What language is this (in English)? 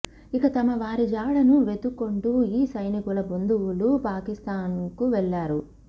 Telugu